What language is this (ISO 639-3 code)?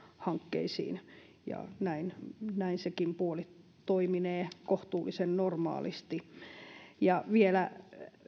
fin